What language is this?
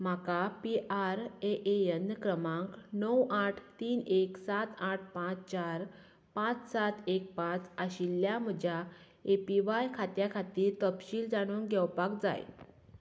Konkani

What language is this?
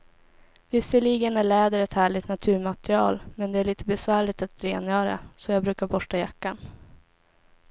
Swedish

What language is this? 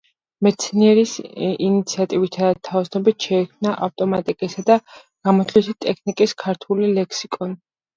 Georgian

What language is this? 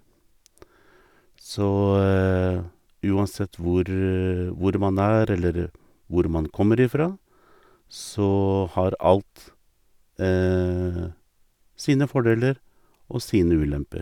Norwegian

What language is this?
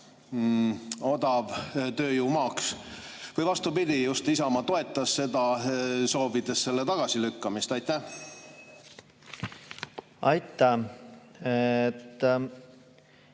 Estonian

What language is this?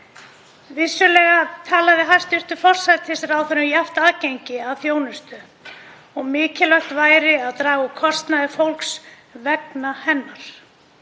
Icelandic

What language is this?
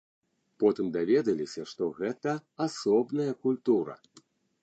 Belarusian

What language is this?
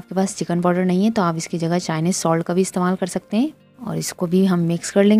Hindi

